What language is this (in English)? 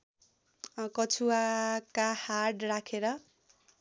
Nepali